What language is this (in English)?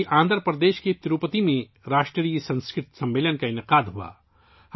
Urdu